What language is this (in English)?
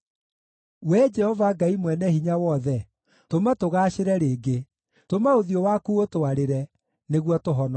Kikuyu